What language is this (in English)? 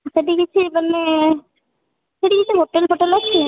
Odia